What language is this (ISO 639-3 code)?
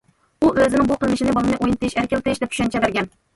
uig